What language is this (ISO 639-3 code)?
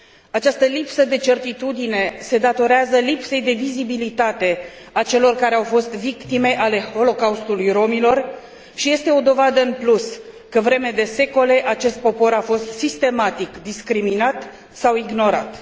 ron